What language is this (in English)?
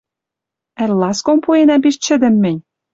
Western Mari